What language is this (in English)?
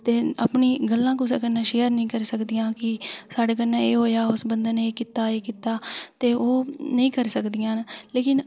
Dogri